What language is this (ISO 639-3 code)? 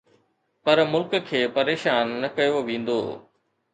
snd